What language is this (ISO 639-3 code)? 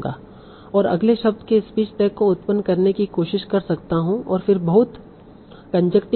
hin